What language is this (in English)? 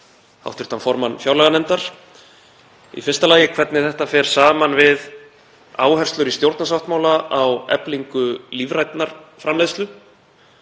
Icelandic